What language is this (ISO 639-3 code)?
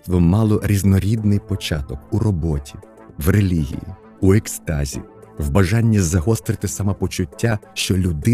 ukr